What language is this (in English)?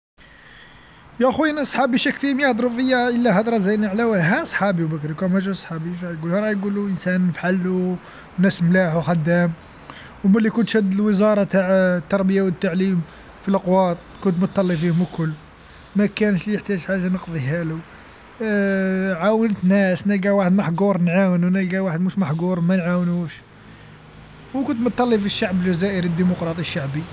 Algerian Arabic